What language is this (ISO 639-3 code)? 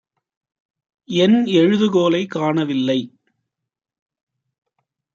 tam